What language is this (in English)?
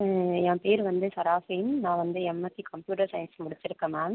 Tamil